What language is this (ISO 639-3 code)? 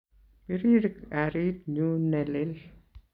kln